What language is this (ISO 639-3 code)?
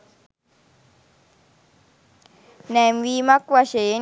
sin